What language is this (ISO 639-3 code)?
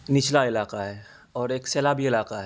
urd